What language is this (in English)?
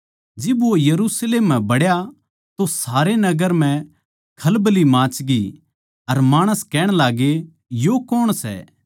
Haryanvi